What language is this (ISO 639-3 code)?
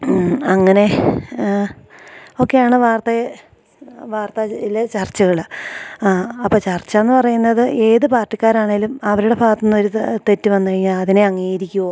mal